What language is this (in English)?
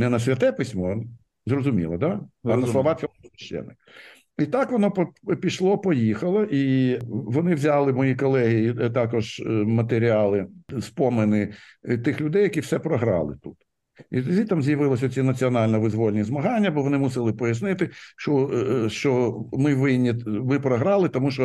Ukrainian